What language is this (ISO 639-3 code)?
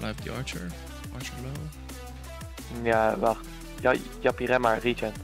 nld